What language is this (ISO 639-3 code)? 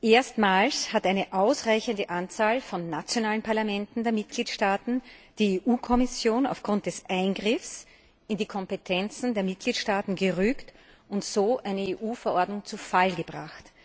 deu